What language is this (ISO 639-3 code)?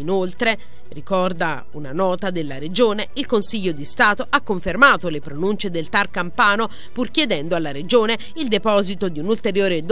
ita